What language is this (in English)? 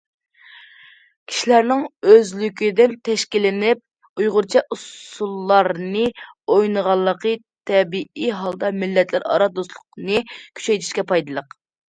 Uyghur